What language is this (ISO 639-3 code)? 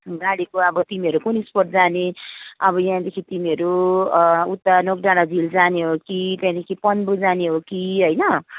nep